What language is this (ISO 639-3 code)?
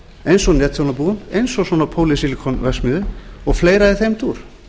isl